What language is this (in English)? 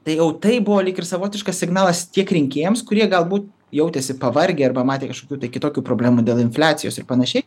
Lithuanian